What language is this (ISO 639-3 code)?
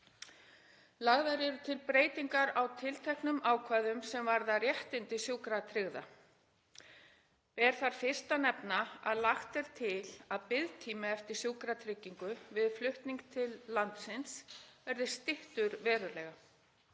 isl